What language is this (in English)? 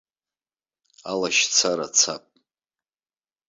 Abkhazian